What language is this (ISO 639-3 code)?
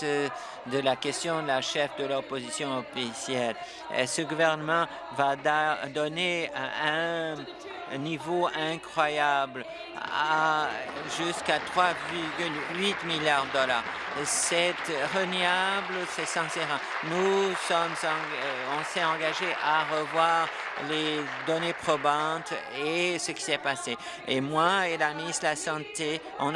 fra